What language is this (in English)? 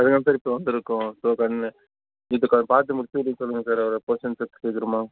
Tamil